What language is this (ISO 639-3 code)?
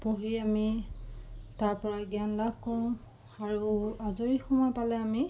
asm